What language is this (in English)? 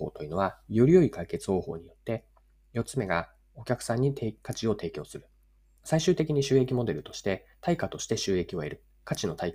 Japanese